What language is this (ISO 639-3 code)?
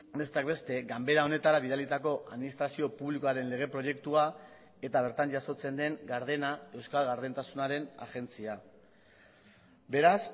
eus